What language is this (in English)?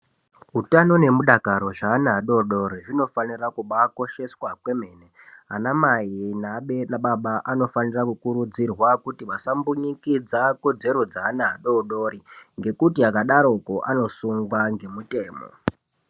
Ndau